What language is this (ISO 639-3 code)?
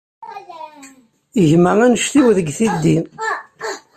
kab